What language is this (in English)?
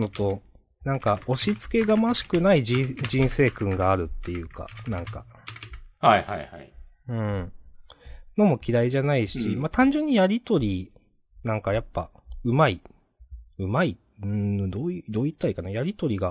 Japanese